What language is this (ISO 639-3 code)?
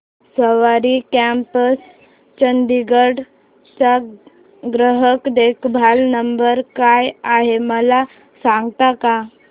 mar